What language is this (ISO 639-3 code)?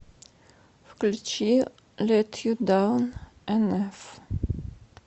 rus